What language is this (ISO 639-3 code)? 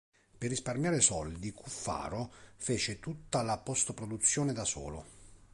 ita